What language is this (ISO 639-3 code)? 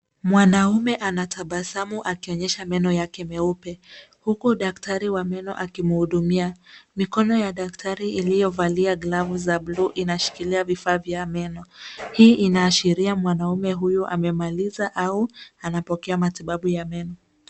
swa